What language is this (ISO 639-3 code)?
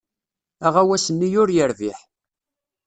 kab